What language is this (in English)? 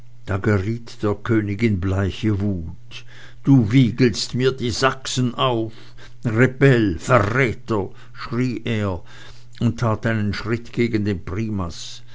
German